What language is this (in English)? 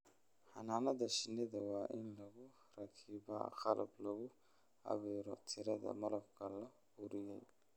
Somali